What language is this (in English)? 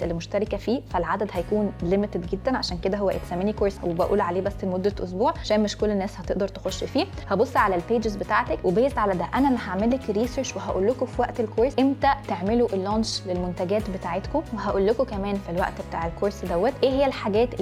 Arabic